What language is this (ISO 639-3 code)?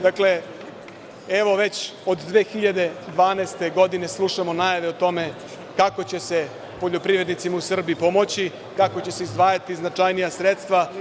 srp